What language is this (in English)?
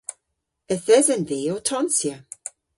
Cornish